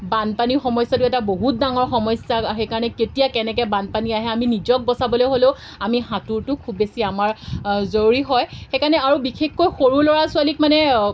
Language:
Assamese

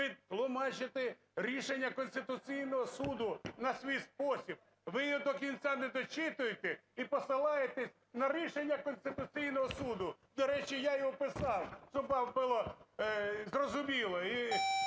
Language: Ukrainian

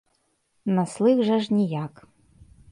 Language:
Belarusian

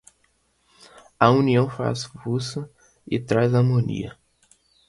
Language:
Portuguese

